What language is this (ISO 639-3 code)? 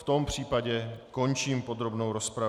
ces